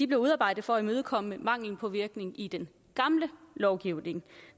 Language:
Danish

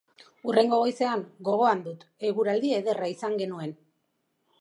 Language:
Basque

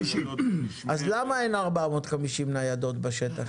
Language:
Hebrew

